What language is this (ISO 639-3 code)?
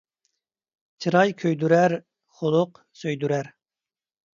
uig